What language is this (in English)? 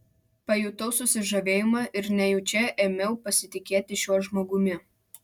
Lithuanian